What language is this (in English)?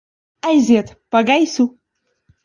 Latvian